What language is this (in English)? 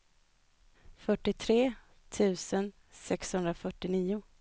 Swedish